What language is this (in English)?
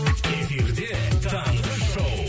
Kazakh